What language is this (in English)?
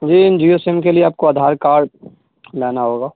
Urdu